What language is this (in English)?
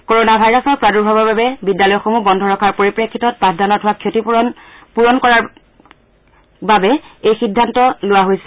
Assamese